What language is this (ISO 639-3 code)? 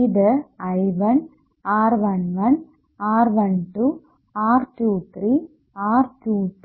mal